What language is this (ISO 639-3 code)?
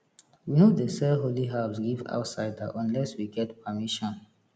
pcm